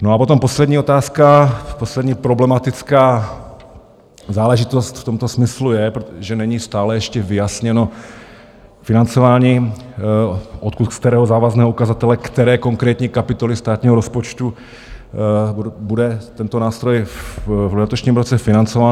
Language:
Czech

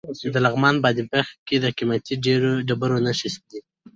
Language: Pashto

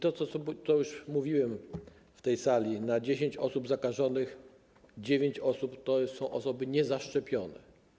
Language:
Polish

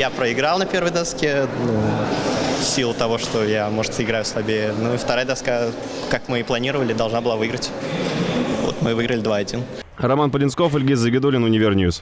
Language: Russian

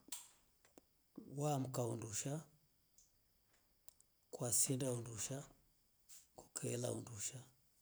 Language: Rombo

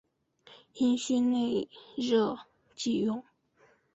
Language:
Chinese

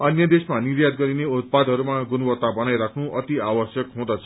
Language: Nepali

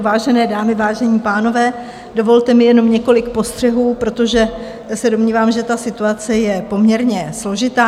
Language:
Czech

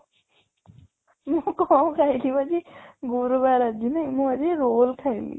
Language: Odia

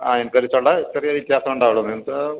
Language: Malayalam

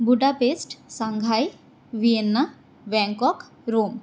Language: Sanskrit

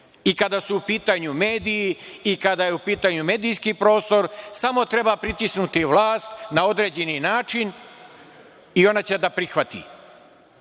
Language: Serbian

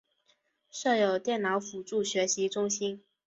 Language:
Chinese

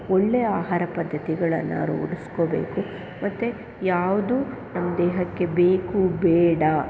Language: Kannada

